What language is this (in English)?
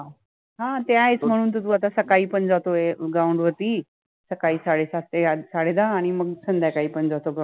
Marathi